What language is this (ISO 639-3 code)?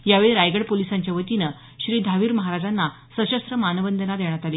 mar